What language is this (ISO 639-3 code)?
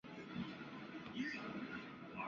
zho